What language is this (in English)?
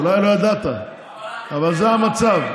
Hebrew